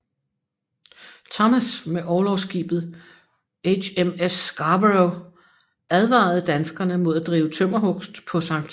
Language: Danish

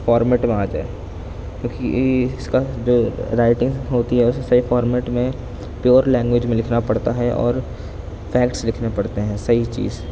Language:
Urdu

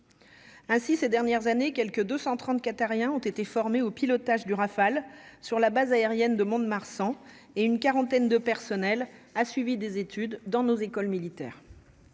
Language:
French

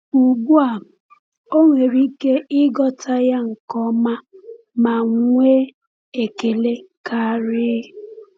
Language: Igbo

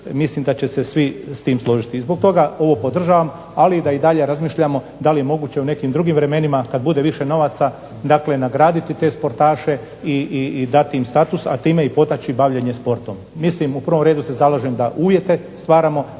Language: Croatian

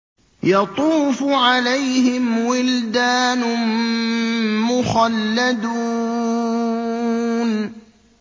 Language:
Arabic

